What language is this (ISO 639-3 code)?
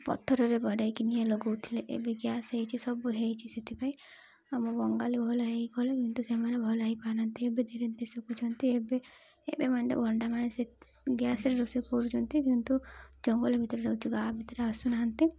ori